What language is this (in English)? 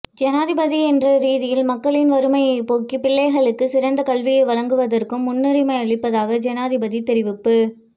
Tamil